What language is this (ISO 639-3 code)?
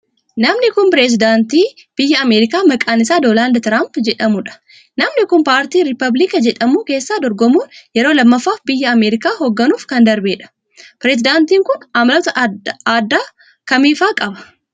orm